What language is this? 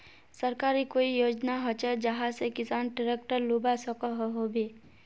Magahi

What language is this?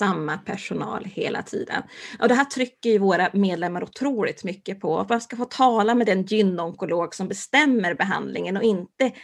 Swedish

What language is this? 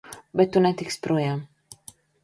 Latvian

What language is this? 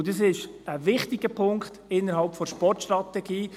Swiss German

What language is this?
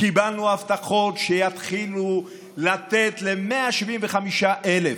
Hebrew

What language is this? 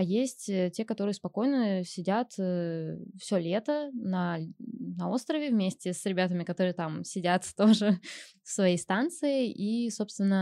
Russian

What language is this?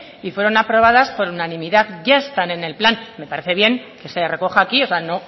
Spanish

